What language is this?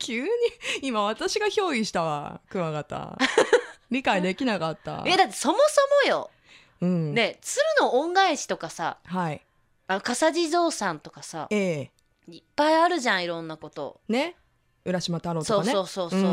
Japanese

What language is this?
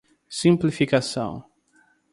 Portuguese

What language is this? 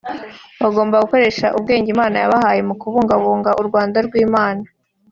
Kinyarwanda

